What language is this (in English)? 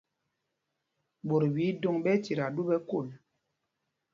Mpumpong